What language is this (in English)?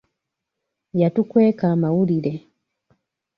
Ganda